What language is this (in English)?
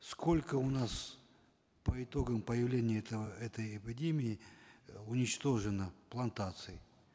Kazakh